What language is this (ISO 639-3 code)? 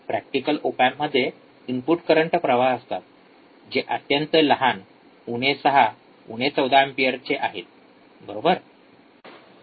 mar